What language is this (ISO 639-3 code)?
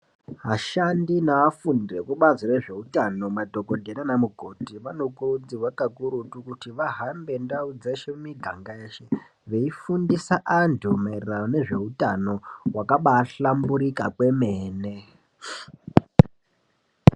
ndc